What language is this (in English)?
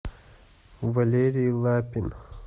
Russian